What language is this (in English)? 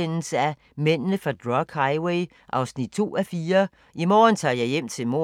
Danish